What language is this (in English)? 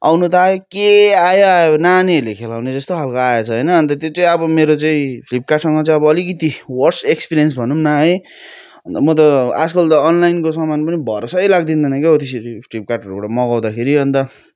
Nepali